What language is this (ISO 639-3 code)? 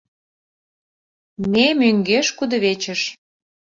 chm